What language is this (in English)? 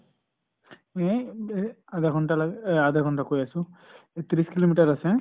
Assamese